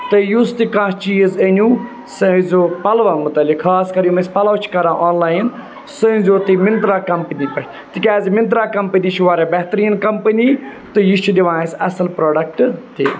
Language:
Kashmiri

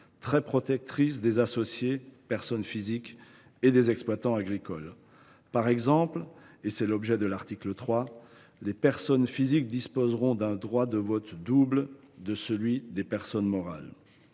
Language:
French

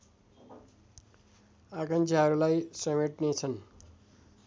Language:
Nepali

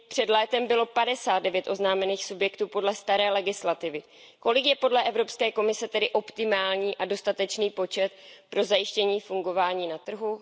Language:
Czech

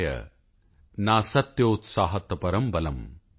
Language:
Punjabi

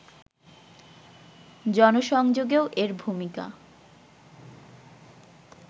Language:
Bangla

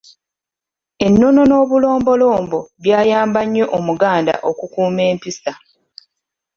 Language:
Ganda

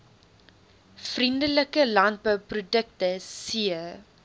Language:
Afrikaans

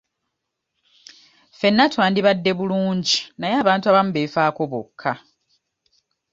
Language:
Ganda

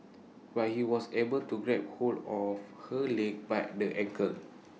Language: English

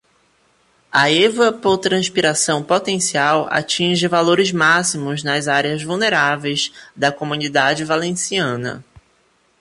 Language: Portuguese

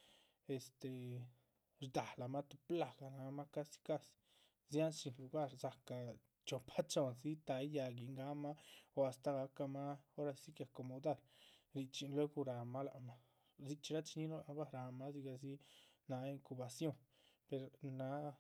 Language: Chichicapan Zapotec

